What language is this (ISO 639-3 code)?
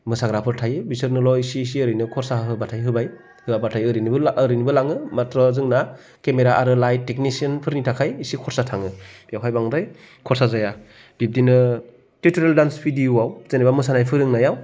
brx